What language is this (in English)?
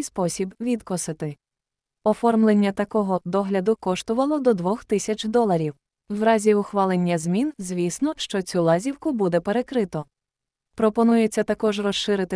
Ukrainian